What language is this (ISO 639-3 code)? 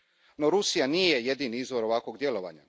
hrv